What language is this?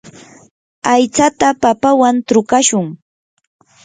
Yanahuanca Pasco Quechua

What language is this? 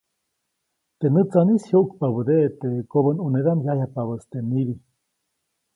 Copainalá Zoque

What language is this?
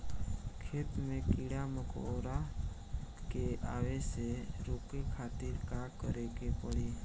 Bhojpuri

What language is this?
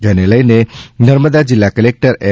Gujarati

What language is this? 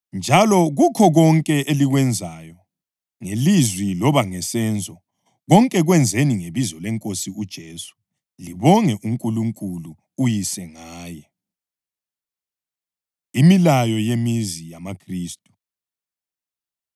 North Ndebele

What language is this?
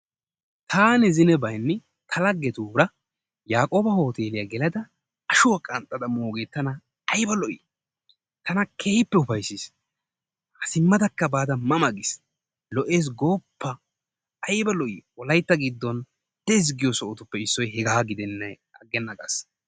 Wolaytta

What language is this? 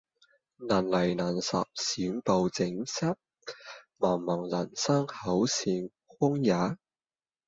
Cantonese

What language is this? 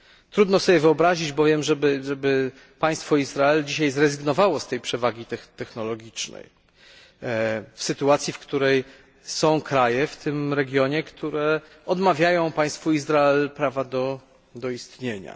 Polish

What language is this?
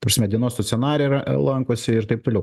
Lithuanian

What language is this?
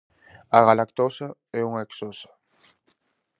Galician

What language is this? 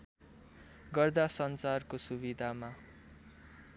Nepali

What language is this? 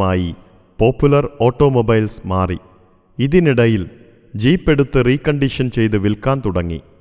Malayalam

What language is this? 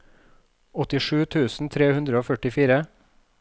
Norwegian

